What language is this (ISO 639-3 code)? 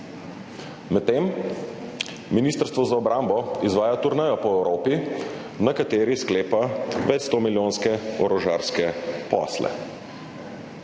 slv